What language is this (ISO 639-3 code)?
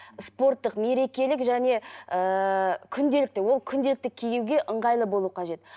kaz